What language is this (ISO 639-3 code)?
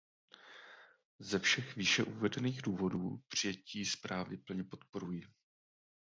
ces